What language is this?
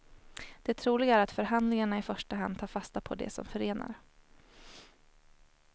Swedish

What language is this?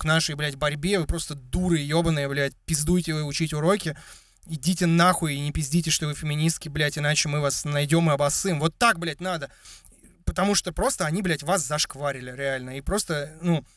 Russian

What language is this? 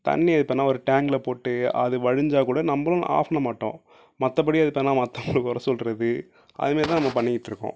Tamil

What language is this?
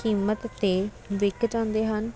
Punjabi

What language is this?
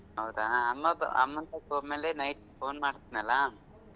Kannada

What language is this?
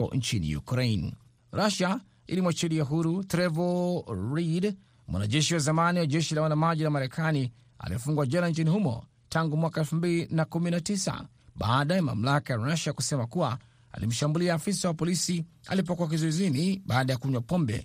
Swahili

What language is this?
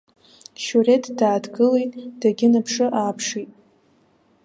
Abkhazian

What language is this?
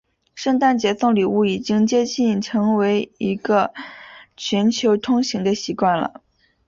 Chinese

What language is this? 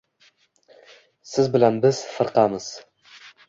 Uzbek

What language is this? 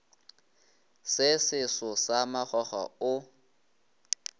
Northern Sotho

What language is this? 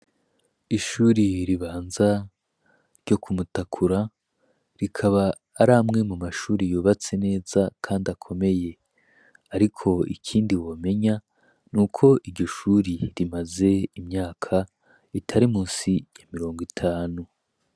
Rundi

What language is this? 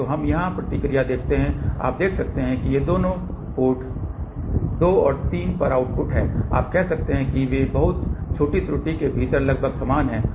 Hindi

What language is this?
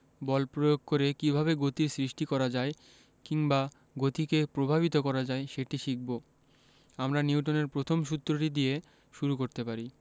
Bangla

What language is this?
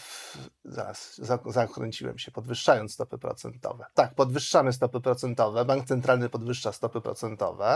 Polish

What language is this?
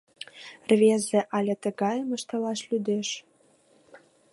Mari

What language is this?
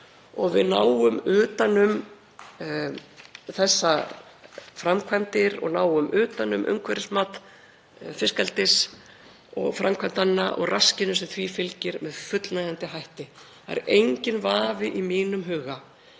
Icelandic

